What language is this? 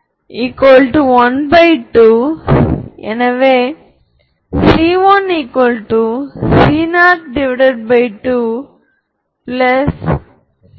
Tamil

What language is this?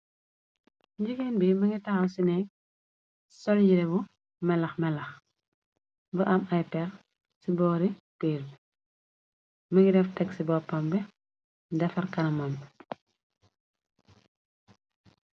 Wolof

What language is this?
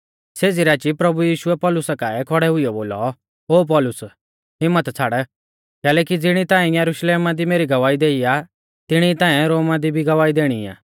Mahasu Pahari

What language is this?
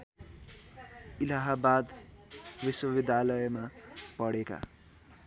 Nepali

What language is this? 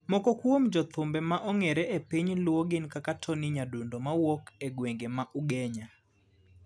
Luo (Kenya and Tanzania)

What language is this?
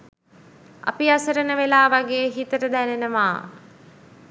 Sinhala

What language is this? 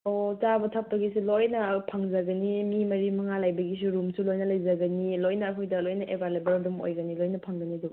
Manipuri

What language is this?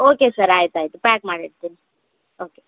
Kannada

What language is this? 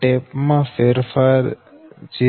Gujarati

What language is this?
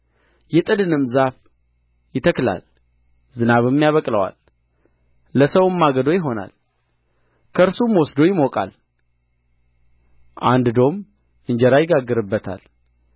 Amharic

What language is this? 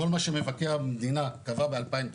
Hebrew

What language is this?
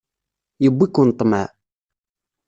Kabyle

